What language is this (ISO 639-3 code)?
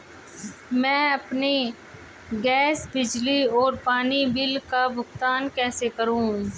hin